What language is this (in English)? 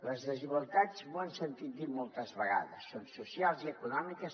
Catalan